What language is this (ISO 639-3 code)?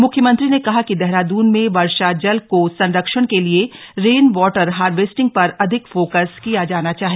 hin